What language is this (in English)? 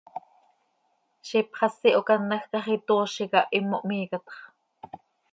Seri